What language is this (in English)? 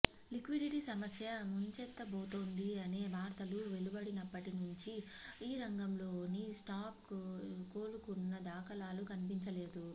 Telugu